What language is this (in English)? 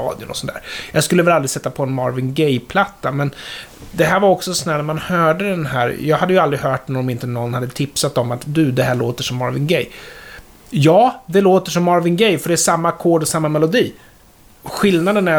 Swedish